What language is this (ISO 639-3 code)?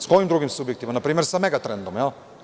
srp